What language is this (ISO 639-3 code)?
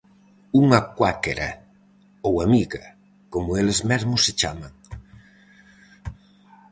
glg